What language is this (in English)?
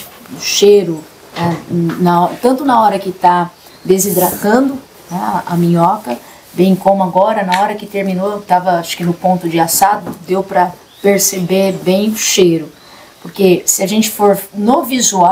Portuguese